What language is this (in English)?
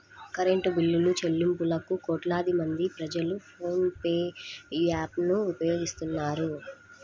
Telugu